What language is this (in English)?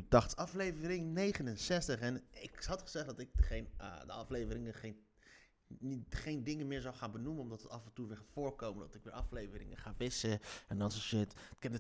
Dutch